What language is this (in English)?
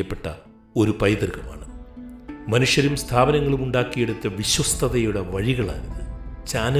Malayalam